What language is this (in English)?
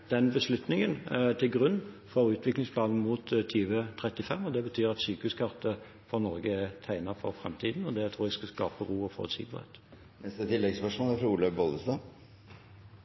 Norwegian